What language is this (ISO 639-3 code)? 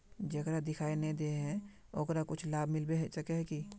mag